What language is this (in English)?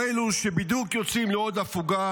Hebrew